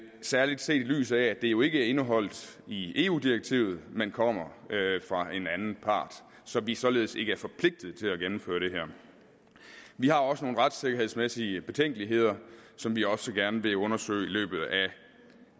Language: Danish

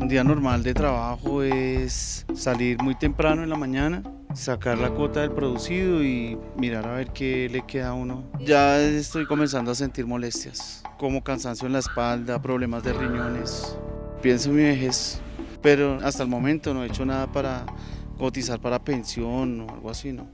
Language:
Spanish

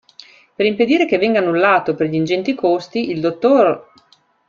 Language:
Italian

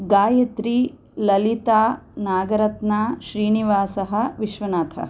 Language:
Sanskrit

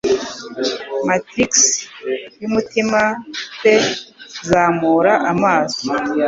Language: Kinyarwanda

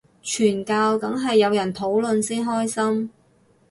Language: Cantonese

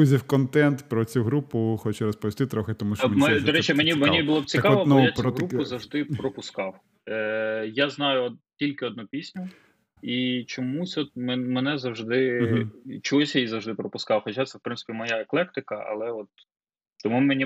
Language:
Ukrainian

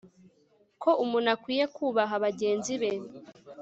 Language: Kinyarwanda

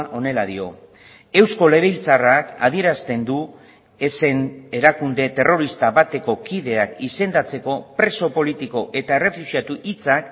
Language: Basque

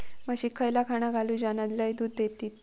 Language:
Marathi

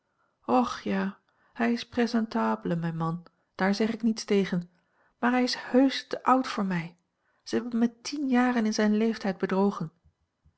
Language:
Dutch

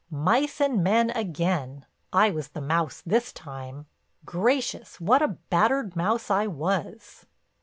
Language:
English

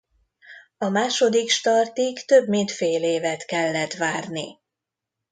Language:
Hungarian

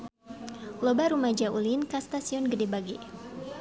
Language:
Sundanese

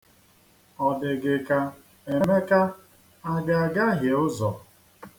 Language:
Igbo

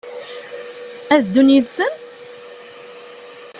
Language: Kabyle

